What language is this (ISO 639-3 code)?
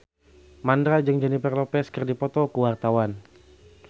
sun